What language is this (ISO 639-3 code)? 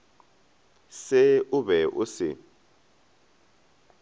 nso